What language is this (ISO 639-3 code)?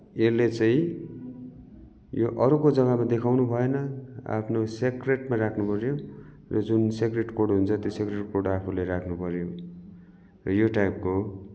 nep